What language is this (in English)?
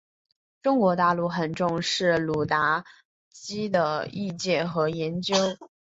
Chinese